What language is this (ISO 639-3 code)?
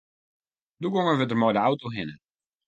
fry